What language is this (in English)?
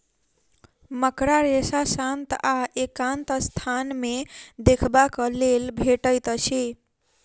Maithili